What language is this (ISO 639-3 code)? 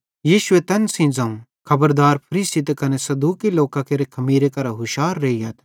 bhd